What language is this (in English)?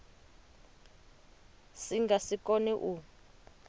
Venda